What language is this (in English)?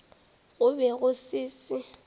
Northern Sotho